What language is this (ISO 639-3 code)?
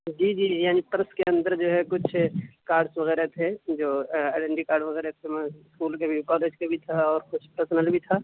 urd